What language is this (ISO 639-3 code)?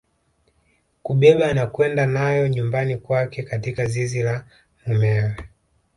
swa